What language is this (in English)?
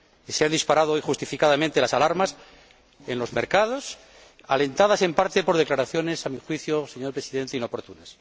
Spanish